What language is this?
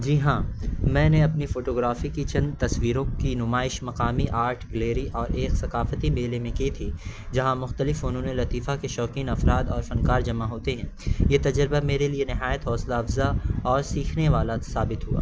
Urdu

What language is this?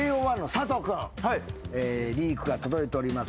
Japanese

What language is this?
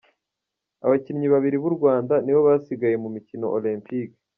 Kinyarwanda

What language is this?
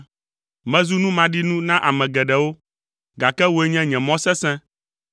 Ewe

